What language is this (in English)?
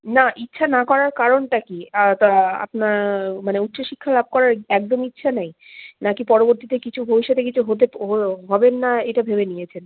Bangla